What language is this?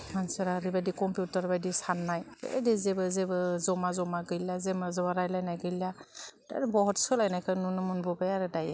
Bodo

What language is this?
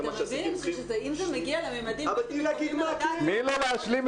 Hebrew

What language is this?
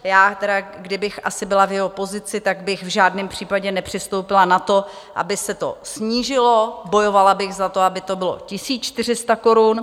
Czech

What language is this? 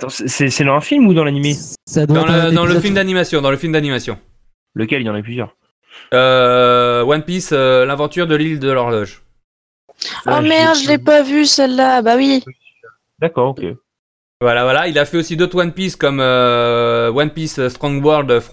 French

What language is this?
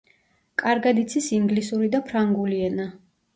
Georgian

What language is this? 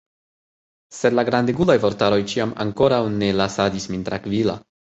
Esperanto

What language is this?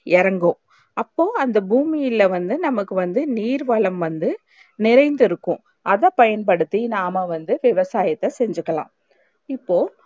Tamil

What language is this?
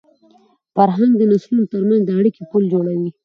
Pashto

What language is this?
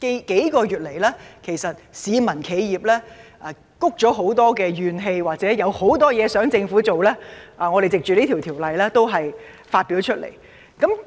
Cantonese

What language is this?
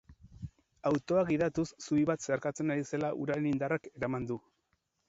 Basque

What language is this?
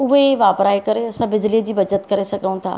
Sindhi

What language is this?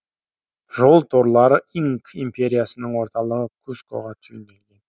Kazakh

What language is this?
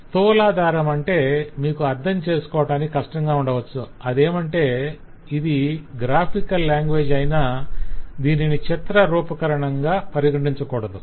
Telugu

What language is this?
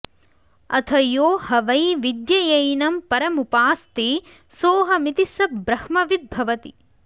Sanskrit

